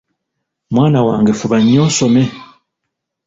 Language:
Ganda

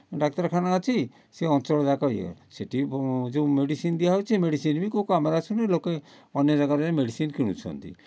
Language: Odia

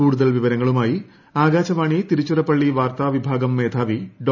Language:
Malayalam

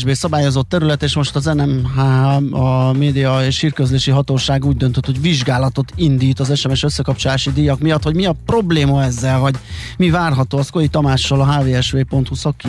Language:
Hungarian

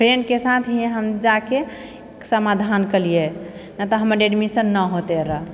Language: Maithili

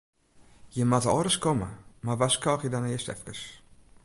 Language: Western Frisian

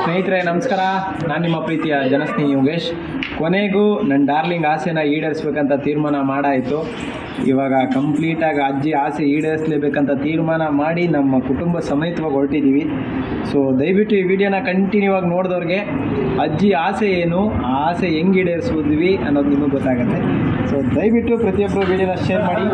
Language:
Japanese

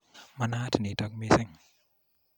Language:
Kalenjin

